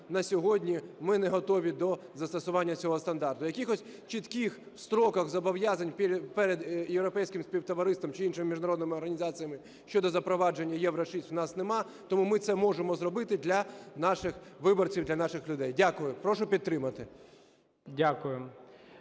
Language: Ukrainian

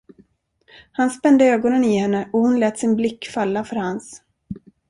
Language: Swedish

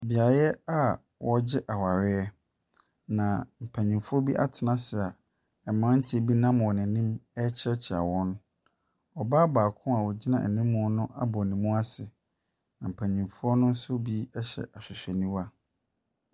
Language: Akan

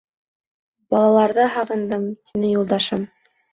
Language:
Bashkir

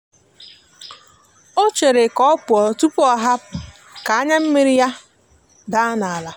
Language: Igbo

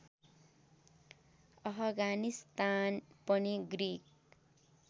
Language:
Nepali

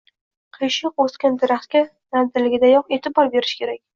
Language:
Uzbek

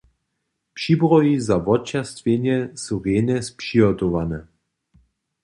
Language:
Upper Sorbian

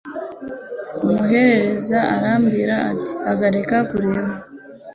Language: Kinyarwanda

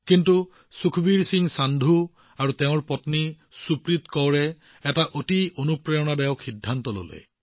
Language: Assamese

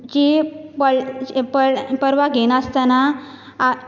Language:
Konkani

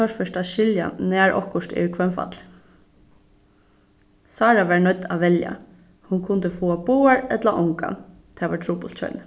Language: Faroese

